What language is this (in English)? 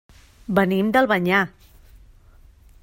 Catalan